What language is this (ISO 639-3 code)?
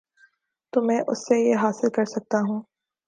urd